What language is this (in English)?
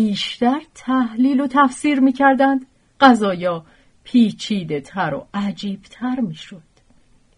Persian